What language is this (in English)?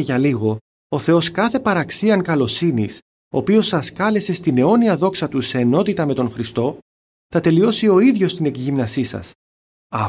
Greek